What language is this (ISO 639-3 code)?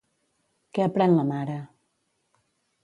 cat